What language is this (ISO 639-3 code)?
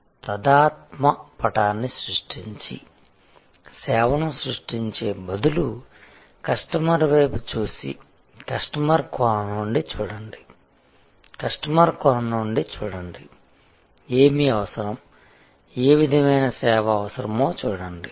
tel